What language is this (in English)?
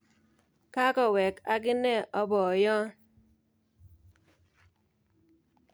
Kalenjin